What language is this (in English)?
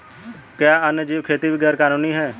Hindi